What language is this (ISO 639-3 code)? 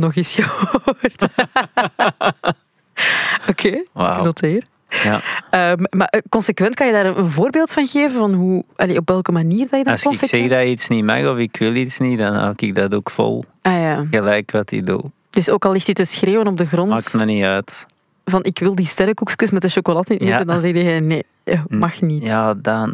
nld